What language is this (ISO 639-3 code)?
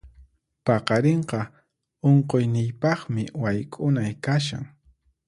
qxp